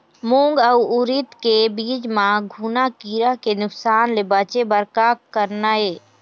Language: Chhattisgarhi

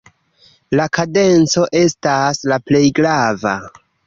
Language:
Esperanto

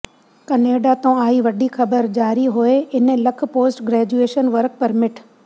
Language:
Punjabi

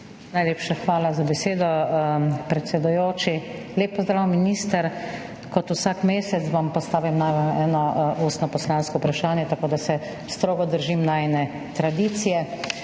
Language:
Slovenian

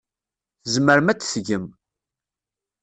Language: Kabyle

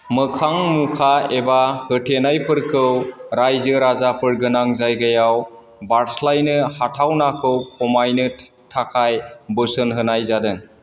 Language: Bodo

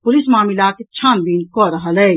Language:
Maithili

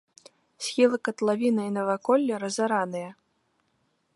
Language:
Belarusian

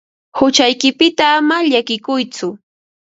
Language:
Ambo-Pasco Quechua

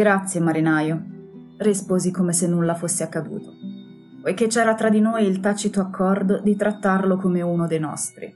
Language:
Italian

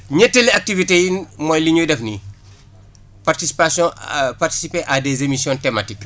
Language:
Wolof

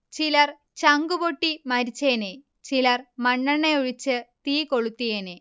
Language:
Malayalam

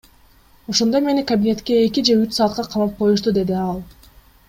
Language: Kyrgyz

